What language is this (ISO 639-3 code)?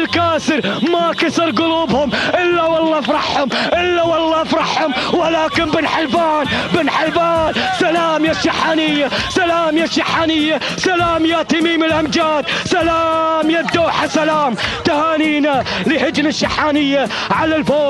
ara